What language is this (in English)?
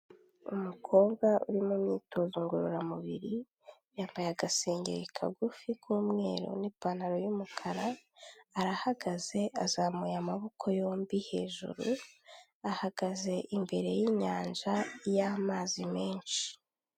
Kinyarwanda